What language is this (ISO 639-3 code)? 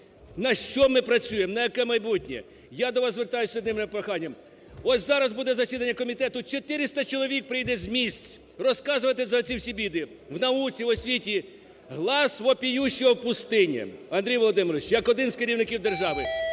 ukr